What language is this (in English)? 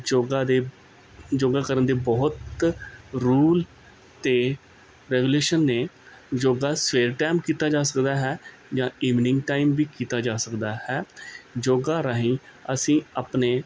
Punjabi